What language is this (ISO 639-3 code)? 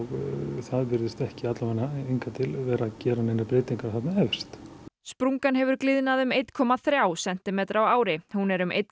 isl